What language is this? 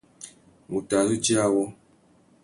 Tuki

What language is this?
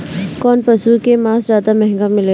Bhojpuri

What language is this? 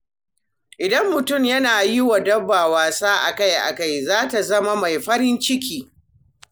Hausa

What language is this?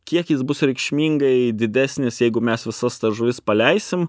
Lithuanian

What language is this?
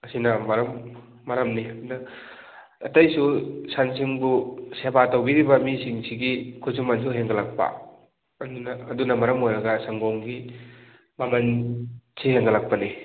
Manipuri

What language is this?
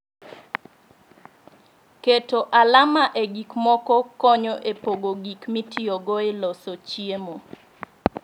Luo (Kenya and Tanzania)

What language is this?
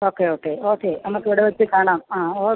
Malayalam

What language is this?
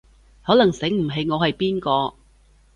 Cantonese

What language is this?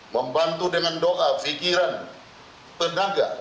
Indonesian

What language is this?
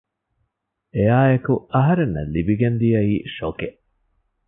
Divehi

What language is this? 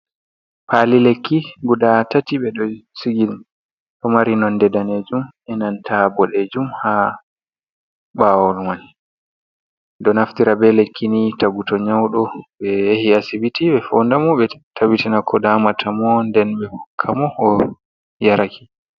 Fula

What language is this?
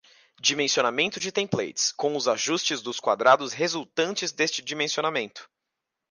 Portuguese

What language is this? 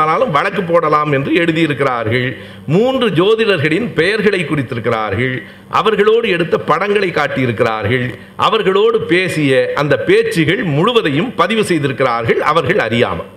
Tamil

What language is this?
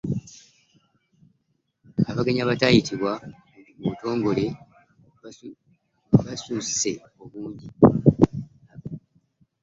Ganda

